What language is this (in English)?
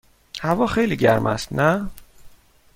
Persian